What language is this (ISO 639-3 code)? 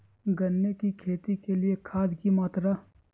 mag